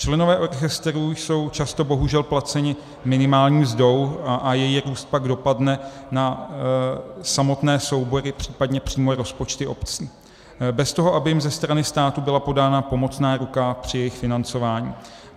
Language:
Czech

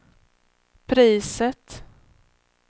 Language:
Swedish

